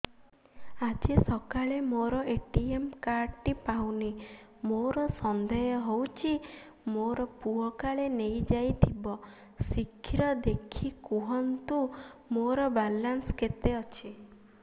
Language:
Odia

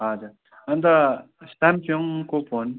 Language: Nepali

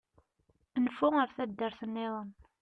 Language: Kabyle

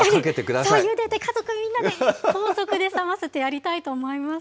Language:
Japanese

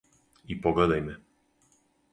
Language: Serbian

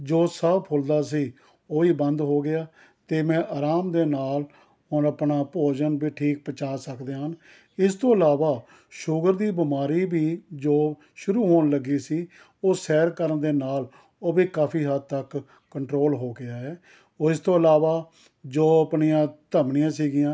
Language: Punjabi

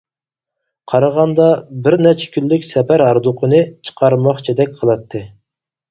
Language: Uyghur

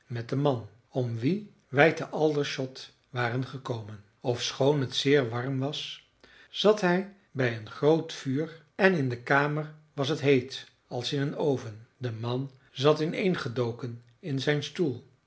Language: Dutch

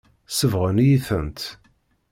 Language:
Kabyle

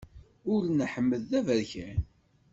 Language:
Kabyle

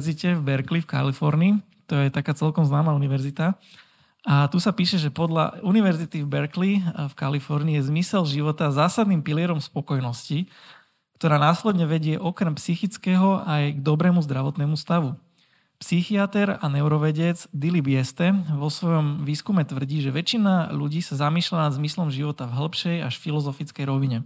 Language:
Slovak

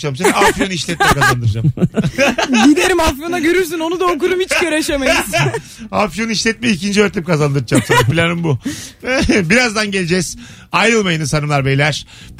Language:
Turkish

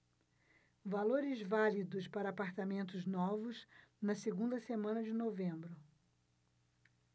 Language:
Portuguese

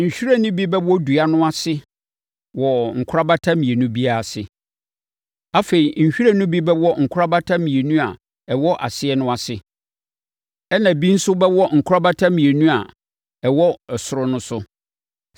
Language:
Akan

